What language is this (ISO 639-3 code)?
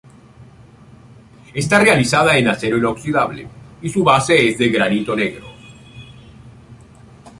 spa